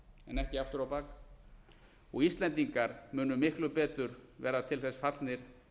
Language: Icelandic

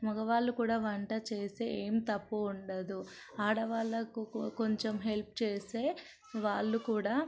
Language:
Telugu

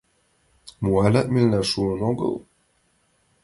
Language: Mari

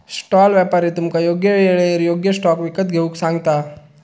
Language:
Marathi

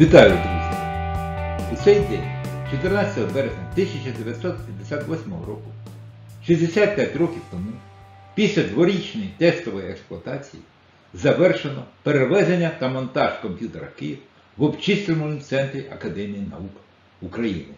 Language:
Ukrainian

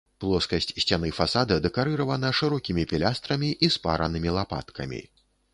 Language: Belarusian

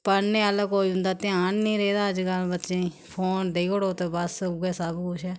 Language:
Dogri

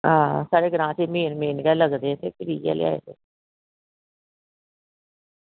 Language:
Dogri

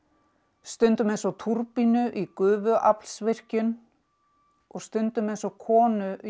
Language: Icelandic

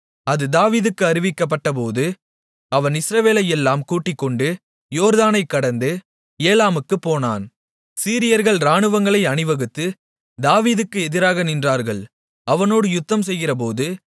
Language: Tamil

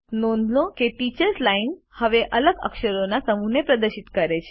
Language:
Gujarati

